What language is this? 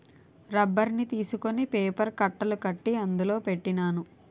Telugu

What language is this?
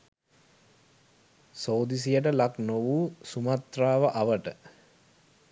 Sinhala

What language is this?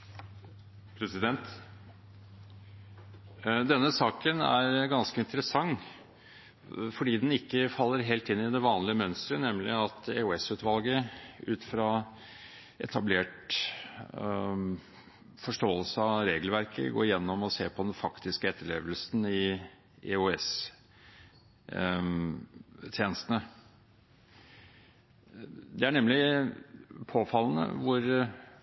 Norwegian Bokmål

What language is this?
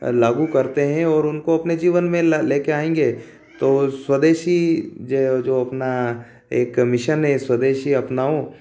Hindi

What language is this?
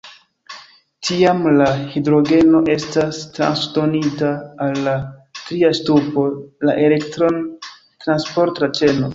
Esperanto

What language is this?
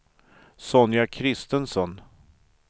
Swedish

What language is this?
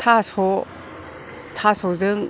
Bodo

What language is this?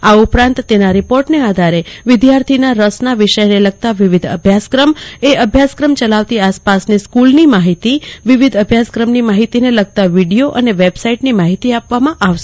Gujarati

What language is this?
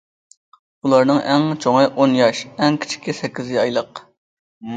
Uyghur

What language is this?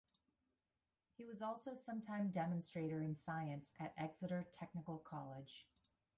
English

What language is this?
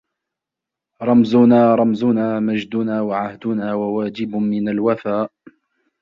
Arabic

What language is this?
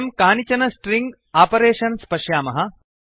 Sanskrit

